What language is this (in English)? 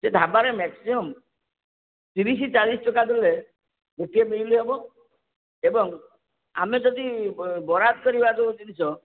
Odia